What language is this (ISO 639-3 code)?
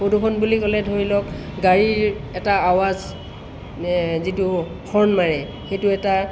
asm